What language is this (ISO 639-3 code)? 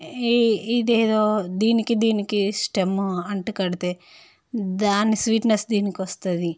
tel